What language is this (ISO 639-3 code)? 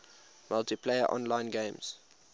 eng